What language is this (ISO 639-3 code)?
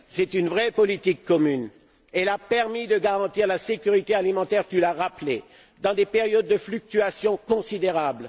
fra